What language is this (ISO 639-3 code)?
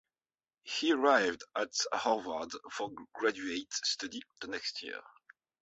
eng